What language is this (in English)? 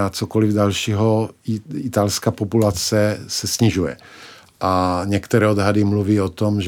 Czech